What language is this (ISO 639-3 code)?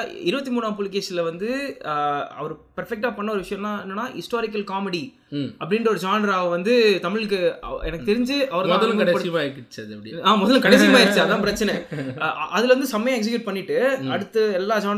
tam